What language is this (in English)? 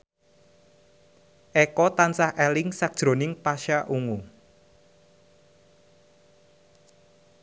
Javanese